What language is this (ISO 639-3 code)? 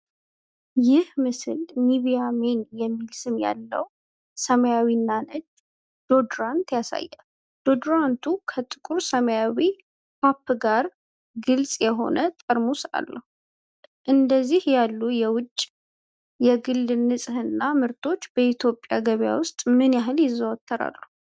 amh